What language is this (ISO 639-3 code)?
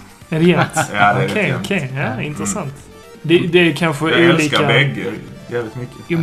swe